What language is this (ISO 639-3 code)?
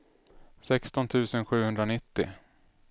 swe